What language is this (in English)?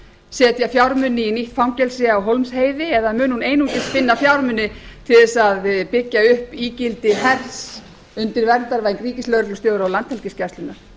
Icelandic